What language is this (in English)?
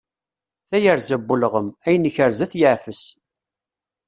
Kabyle